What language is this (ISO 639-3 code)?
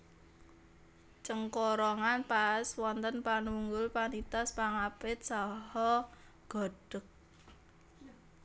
jav